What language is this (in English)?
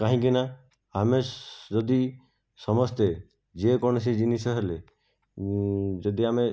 Odia